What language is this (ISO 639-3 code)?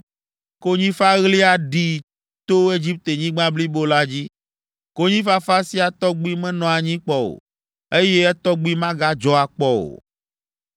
ewe